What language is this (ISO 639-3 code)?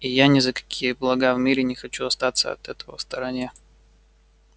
rus